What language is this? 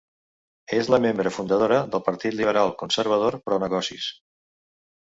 Catalan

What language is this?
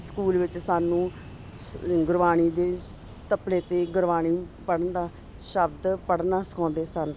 Punjabi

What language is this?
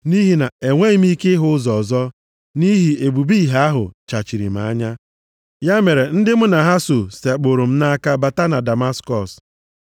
Igbo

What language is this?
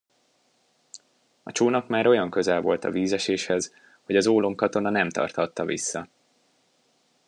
Hungarian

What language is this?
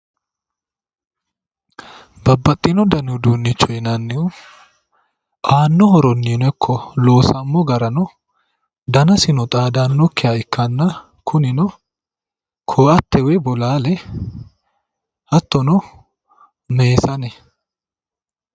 Sidamo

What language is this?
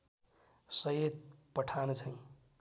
Nepali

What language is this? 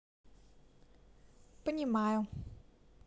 Russian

